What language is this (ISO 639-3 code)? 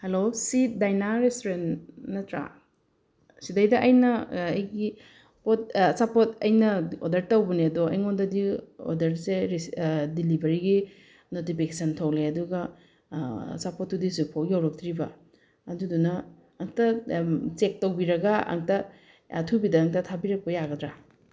mni